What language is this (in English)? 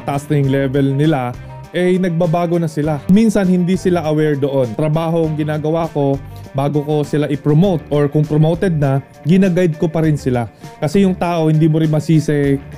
Filipino